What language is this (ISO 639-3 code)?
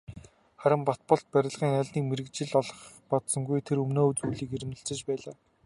mon